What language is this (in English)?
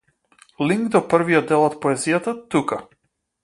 Macedonian